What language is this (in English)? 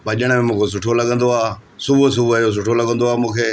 Sindhi